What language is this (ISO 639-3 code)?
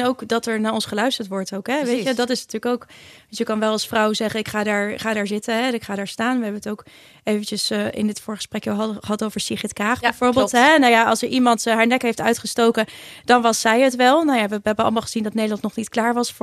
nld